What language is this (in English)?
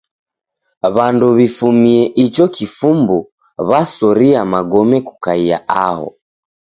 Taita